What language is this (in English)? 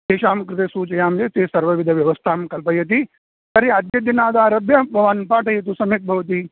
Sanskrit